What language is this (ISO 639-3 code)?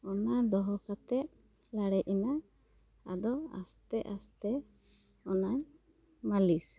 sat